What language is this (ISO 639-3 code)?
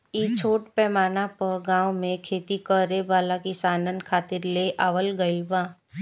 bho